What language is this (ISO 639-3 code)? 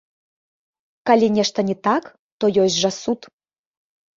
bel